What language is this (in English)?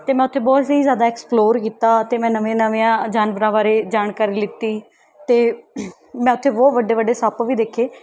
Punjabi